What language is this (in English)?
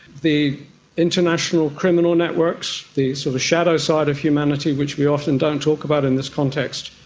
English